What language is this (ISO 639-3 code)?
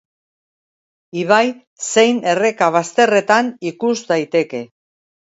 eus